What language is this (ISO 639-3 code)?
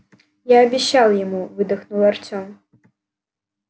rus